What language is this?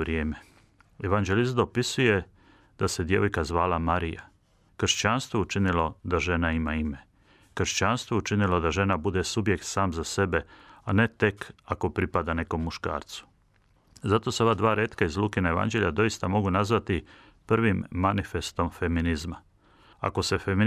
Croatian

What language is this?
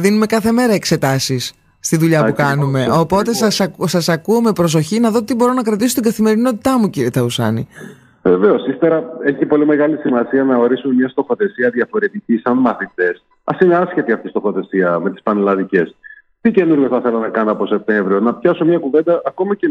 Greek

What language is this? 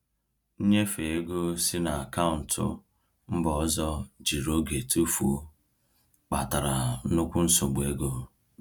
Igbo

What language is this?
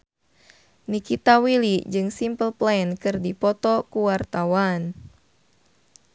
Sundanese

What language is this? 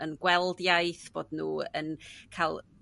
Welsh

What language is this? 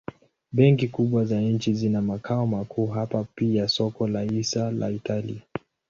Swahili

